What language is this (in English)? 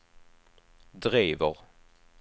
Swedish